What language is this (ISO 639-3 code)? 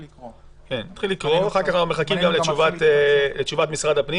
heb